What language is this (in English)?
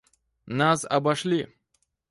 Russian